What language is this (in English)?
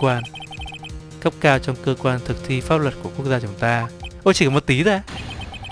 Vietnamese